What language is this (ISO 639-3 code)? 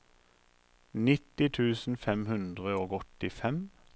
nor